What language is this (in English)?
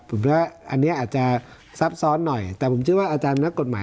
Thai